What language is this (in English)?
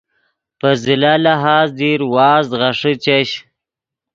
Yidgha